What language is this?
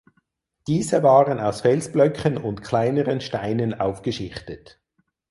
German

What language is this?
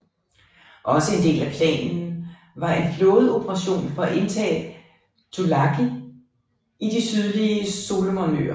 Danish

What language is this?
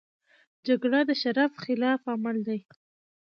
Pashto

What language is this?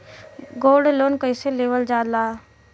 Bhojpuri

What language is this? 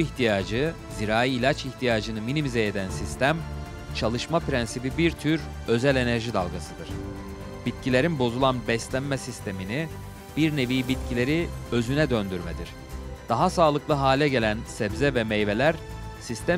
Turkish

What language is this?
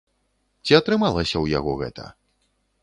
Belarusian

